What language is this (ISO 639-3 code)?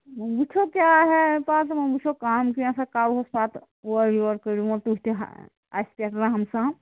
kas